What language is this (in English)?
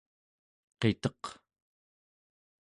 Central Yupik